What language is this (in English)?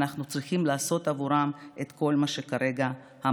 Hebrew